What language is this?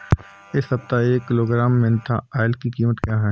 Hindi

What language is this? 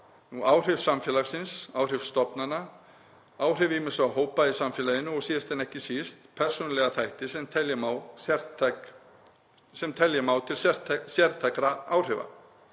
Icelandic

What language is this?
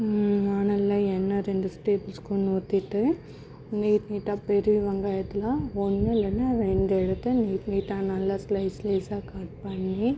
Tamil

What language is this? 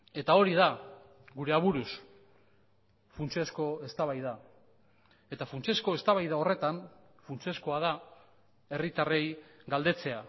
Basque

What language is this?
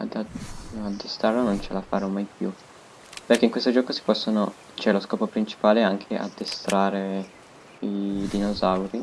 Italian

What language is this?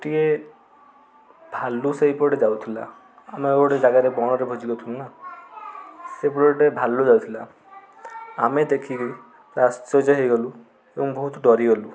Odia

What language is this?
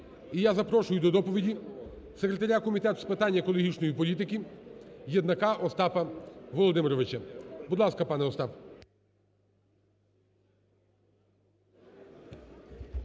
Ukrainian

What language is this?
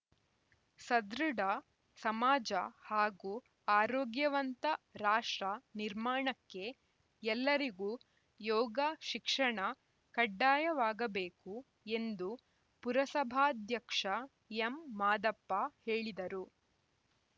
Kannada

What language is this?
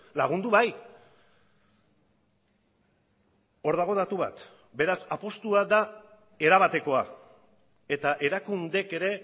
Basque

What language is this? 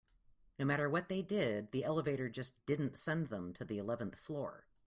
English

